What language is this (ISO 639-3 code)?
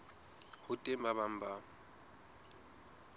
sot